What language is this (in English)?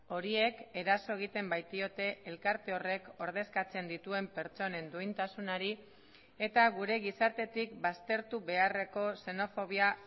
Basque